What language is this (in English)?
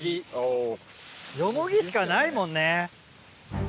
Japanese